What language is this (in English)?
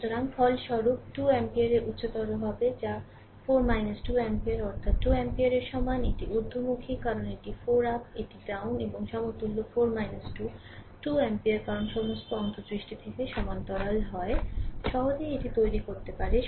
Bangla